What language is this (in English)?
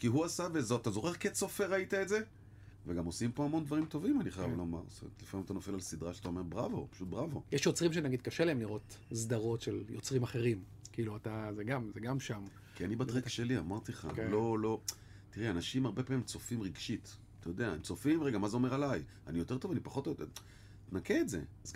Hebrew